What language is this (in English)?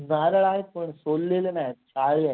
Marathi